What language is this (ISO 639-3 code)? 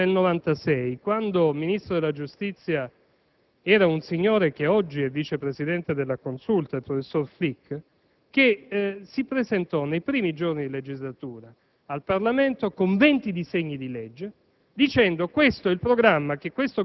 ita